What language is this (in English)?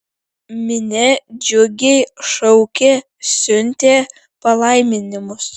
Lithuanian